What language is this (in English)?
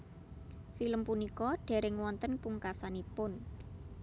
Javanese